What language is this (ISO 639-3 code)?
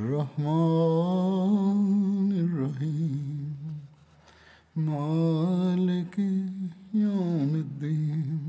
swa